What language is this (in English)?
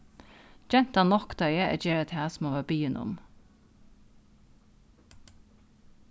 Faroese